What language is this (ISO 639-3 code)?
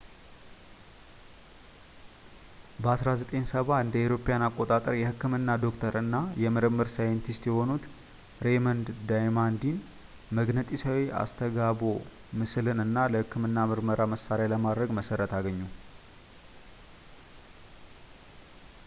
amh